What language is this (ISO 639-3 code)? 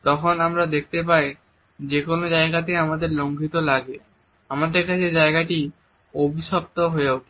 ben